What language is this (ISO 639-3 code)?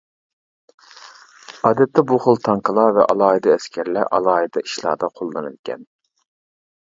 uig